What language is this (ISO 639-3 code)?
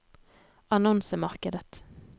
nor